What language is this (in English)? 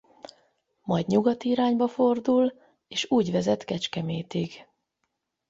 Hungarian